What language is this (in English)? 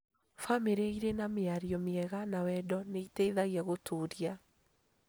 Kikuyu